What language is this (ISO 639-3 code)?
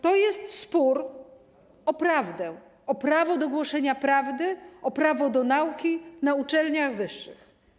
pol